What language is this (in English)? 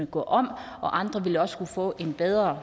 Danish